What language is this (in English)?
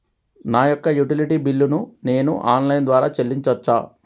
Telugu